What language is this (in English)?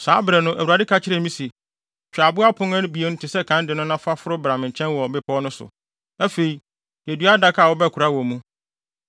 Akan